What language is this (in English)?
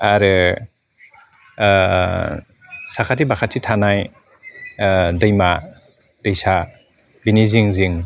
Bodo